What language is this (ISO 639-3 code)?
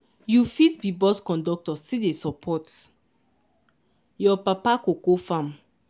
pcm